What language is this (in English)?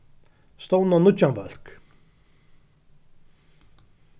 Faroese